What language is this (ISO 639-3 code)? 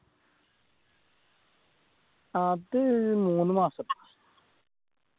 mal